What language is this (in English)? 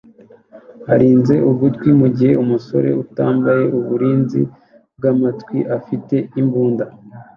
Kinyarwanda